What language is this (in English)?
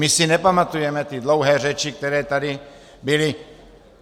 Czech